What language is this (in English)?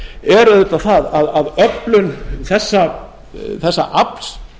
Icelandic